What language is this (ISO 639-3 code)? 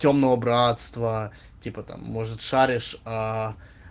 rus